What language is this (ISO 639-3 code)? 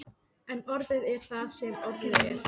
isl